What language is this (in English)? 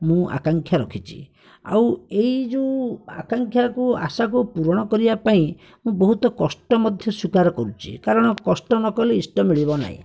Odia